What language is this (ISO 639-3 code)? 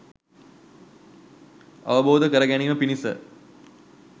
sin